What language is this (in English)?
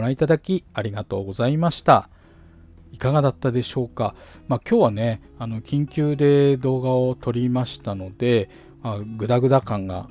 Japanese